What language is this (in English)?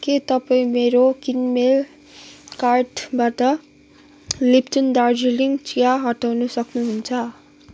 Nepali